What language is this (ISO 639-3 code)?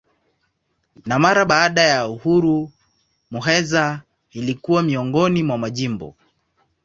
swa